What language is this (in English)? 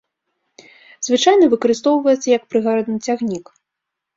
Belarusian